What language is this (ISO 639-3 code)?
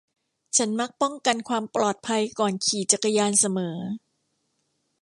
tha